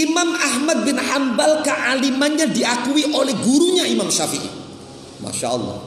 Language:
Indonesian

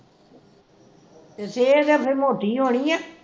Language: Punjabi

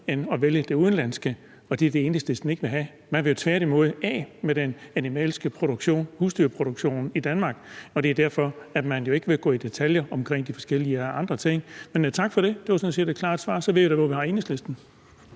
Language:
Danish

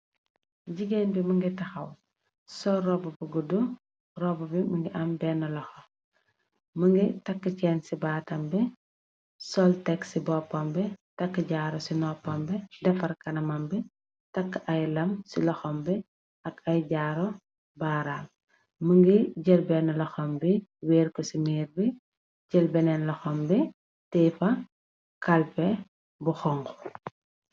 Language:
Wolof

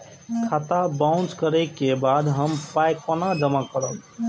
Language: Maithili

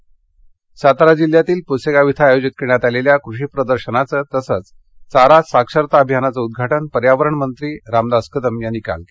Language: Marathi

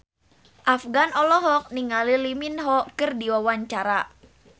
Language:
Sundanese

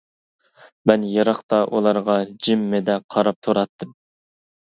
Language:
Uyghur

